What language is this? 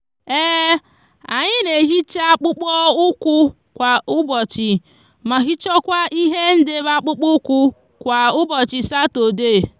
Igbo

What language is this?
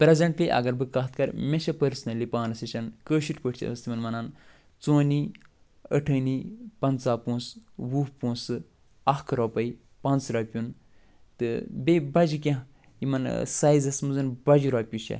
Kashmiri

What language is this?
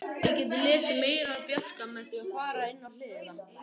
Icelandic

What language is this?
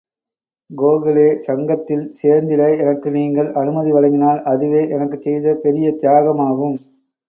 Tamil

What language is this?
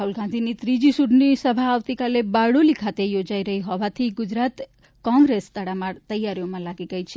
Gujarati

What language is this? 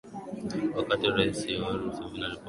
Swahili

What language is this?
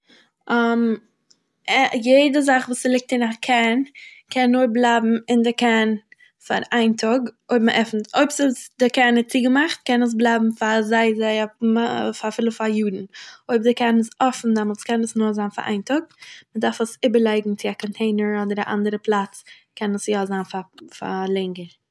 Yiddish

